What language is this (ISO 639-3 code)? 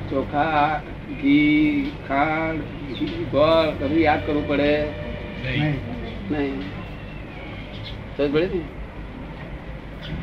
guj